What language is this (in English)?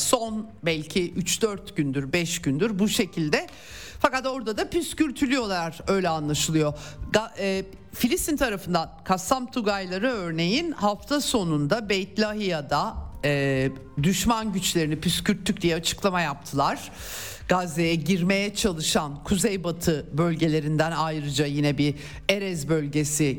Turkish